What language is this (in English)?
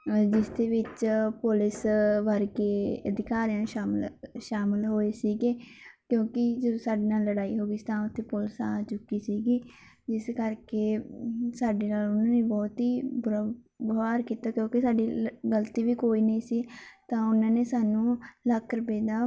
Punjabi